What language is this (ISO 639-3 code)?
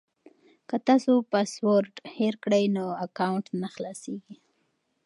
pus